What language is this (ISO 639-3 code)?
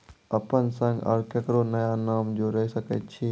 mai